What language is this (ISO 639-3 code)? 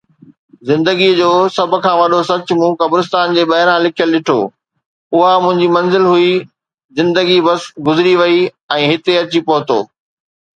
snd